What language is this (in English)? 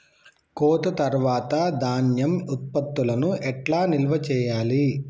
Telugu